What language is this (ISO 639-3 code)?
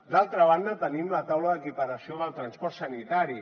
cat